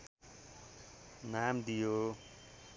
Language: Nepali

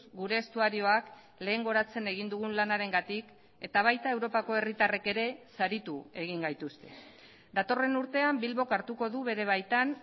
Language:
Basque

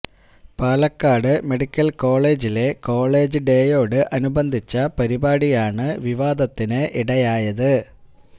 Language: Malayalam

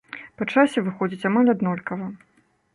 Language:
Belarusian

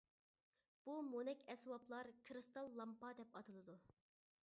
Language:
Uyghur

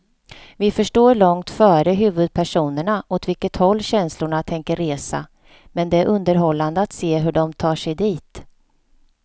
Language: Swedish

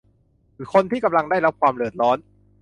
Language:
Thai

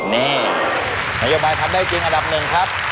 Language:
Thai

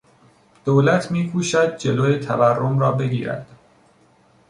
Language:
Persian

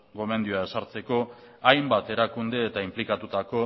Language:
Basque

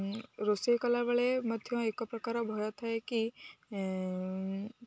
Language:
Odia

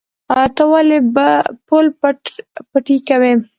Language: Pashto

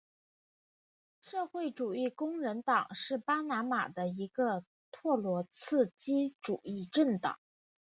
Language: Chinese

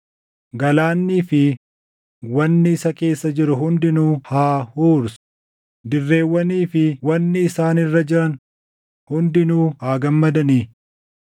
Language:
Oromo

